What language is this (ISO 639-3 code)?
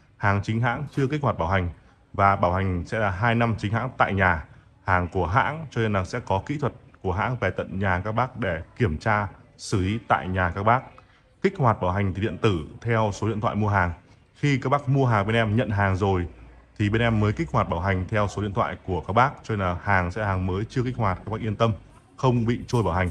vie